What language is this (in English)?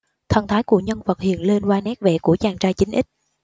Vietnamese